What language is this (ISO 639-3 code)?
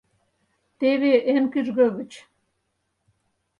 chm